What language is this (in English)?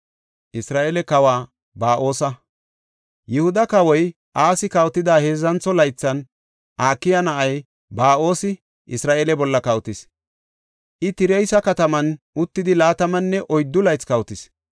Gofa